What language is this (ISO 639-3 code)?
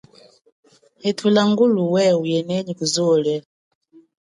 cjk